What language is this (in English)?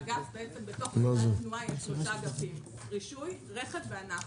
Hebrew